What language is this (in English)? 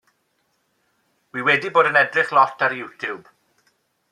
Welsh